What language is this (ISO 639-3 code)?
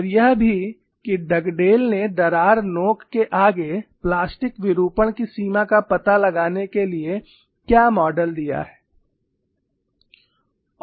hin